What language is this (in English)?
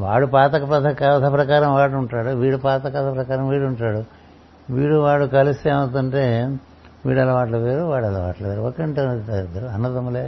Telugu